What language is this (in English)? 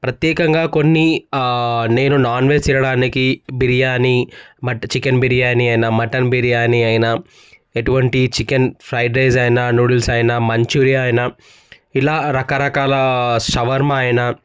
Telugu